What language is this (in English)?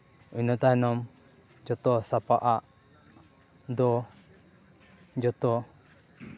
Santali